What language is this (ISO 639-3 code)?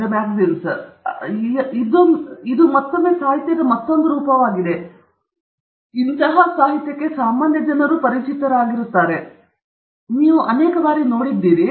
kan